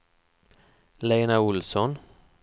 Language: Swedish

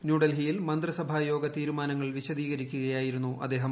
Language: Malayalam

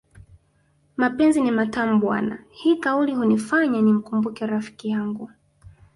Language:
Swahili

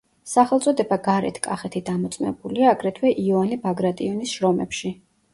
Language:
Georgian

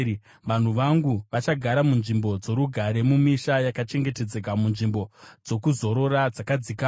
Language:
Shona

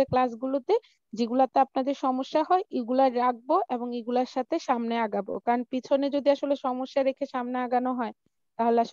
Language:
Italian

